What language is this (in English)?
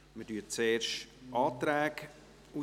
Swiss German